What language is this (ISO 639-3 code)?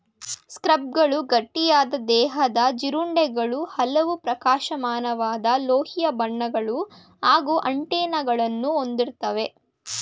kan